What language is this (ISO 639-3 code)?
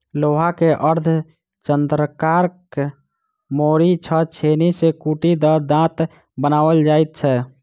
mai